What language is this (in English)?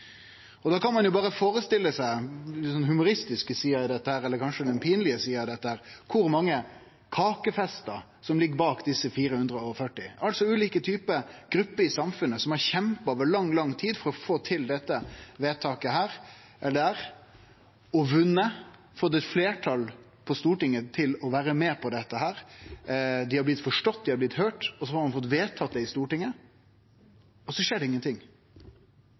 Norwegian Nynorsk